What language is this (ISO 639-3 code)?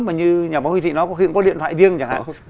vie